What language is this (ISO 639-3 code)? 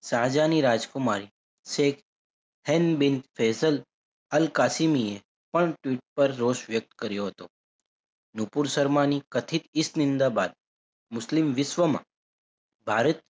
guj